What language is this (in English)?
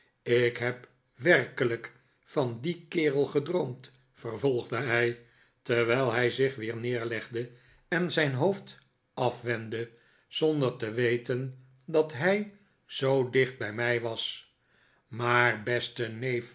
Dutch